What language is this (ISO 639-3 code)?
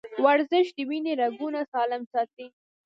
pus